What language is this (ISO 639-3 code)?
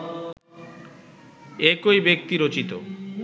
ben